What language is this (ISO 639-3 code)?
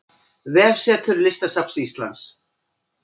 isl